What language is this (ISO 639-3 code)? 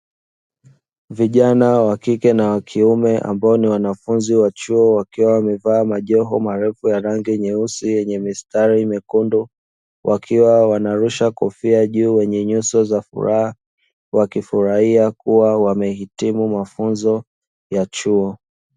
swa